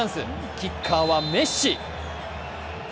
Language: Japanese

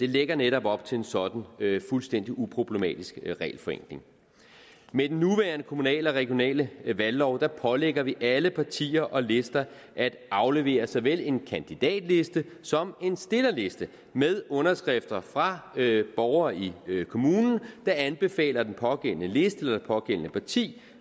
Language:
Danish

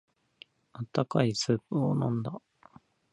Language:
Japanese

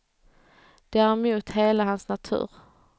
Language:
Swedish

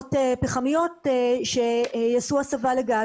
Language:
Hebrew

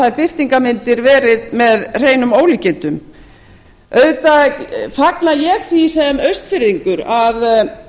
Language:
Icelandic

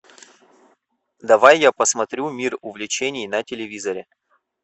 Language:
Russian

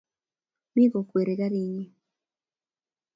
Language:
Kalenjin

